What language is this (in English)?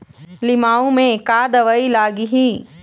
Chhattisgarhi